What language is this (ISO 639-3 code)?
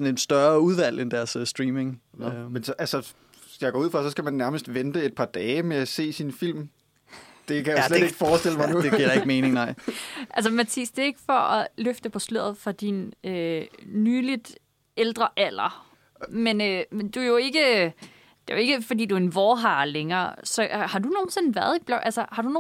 dan